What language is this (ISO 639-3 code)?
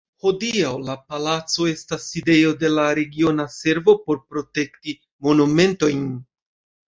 epo